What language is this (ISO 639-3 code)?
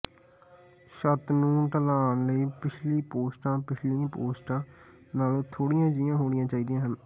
pan